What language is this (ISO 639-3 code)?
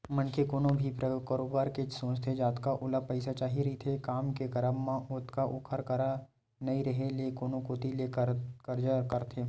hne